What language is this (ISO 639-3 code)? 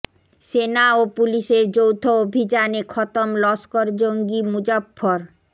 ben